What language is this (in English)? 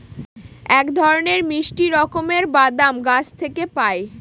Bangla